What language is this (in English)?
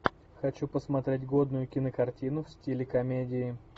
Russian